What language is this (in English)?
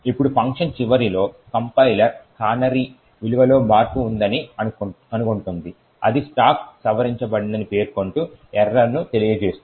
Telugu